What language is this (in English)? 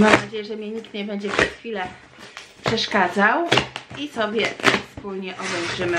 Polish